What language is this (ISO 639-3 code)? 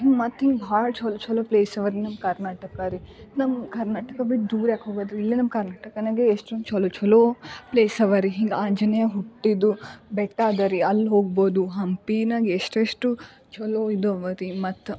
kan